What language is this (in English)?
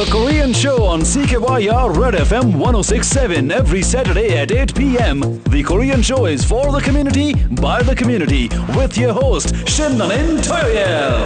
Korean